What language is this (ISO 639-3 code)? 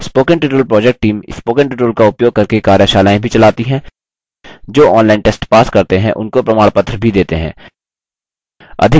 hin